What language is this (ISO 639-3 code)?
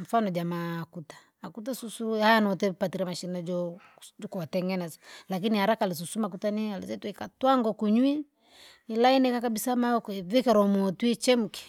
lag